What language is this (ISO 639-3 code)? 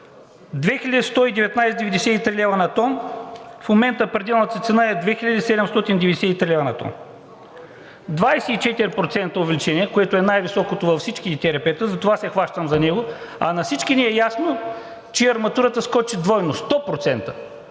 bul